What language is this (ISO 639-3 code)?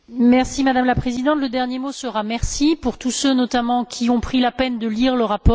fra